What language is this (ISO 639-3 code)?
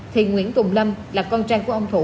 vie